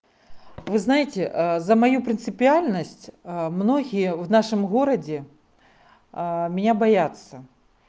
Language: Russian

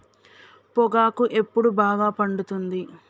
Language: Telugu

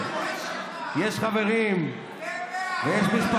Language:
Hebrew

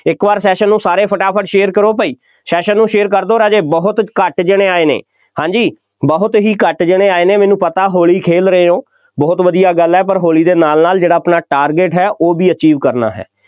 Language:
Punjabi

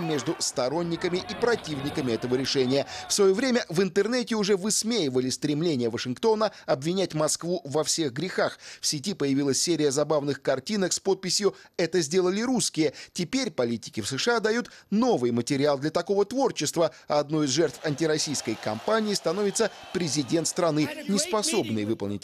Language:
Russian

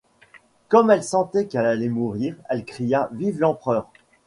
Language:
French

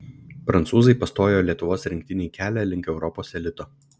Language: Lithuanian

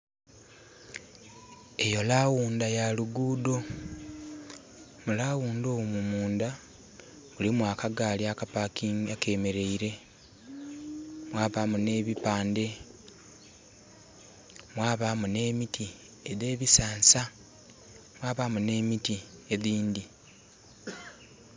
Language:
Soga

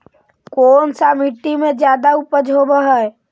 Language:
Magahi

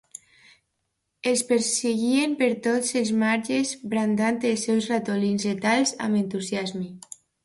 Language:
Catalan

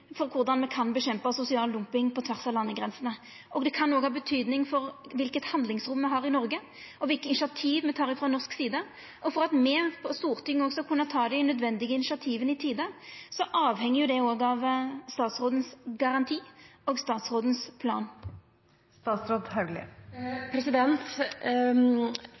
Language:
Norwegian Nynorsk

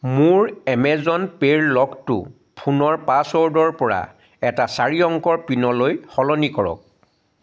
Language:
Assamese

